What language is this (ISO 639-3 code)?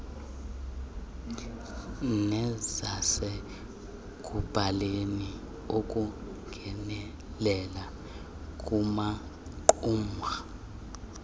xho